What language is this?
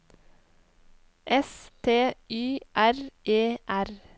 Norwegian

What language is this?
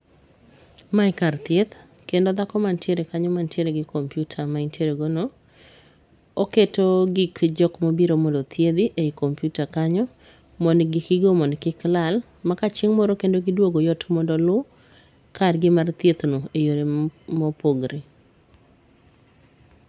Luo (Kenya and Tanzania)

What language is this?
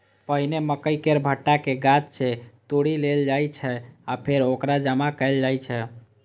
Maithili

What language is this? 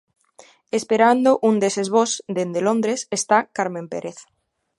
Galician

